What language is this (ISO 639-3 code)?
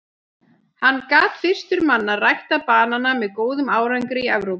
isl